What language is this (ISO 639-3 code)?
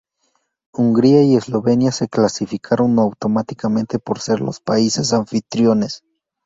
spa